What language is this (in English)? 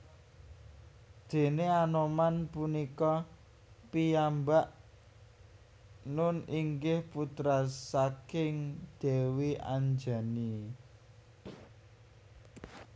Javanese